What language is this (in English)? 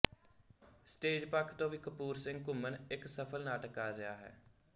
Punjabi